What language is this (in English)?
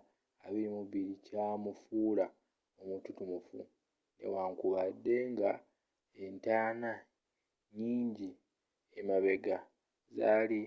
Ganda